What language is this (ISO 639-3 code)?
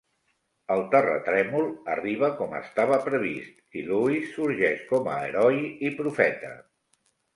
cat